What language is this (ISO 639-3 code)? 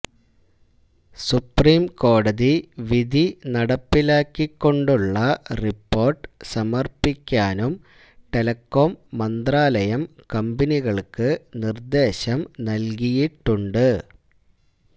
mal